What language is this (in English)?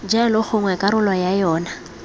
Tswana